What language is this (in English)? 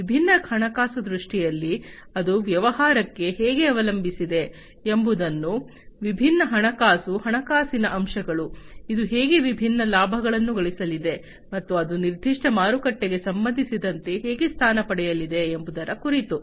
Kannada